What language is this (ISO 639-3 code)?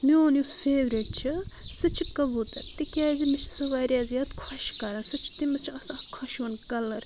kas